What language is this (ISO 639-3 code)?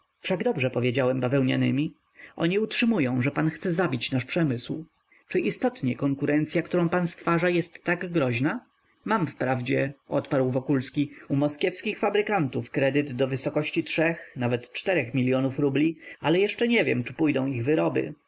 pol